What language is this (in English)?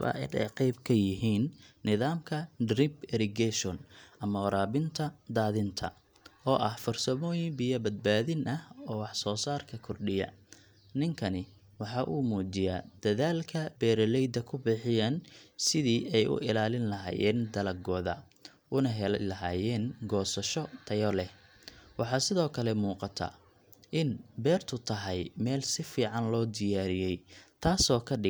Somali